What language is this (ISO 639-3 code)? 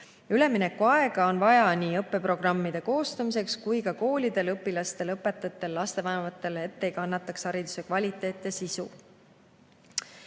est